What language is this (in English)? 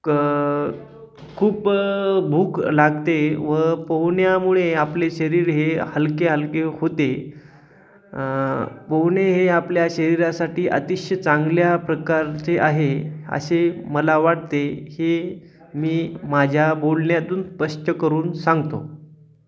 Marathi